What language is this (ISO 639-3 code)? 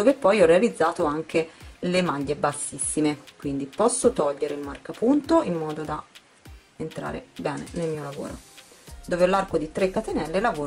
ita